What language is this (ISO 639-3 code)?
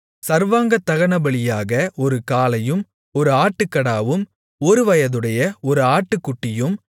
tam